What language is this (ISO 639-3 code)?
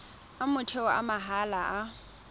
tsn